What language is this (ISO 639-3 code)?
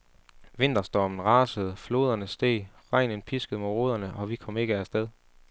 dan